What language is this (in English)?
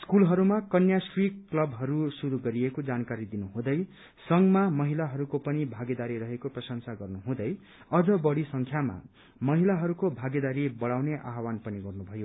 Nepali